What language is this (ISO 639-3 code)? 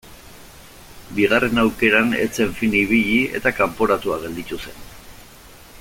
eus